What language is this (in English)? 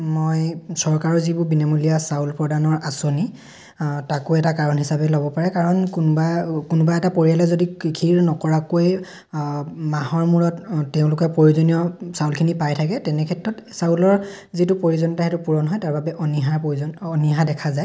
Assamese